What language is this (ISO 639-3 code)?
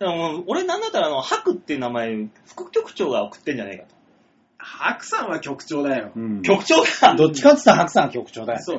jpn